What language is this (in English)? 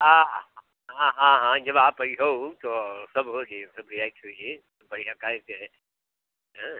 Hindi